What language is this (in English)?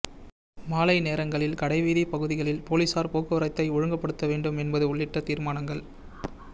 Tamil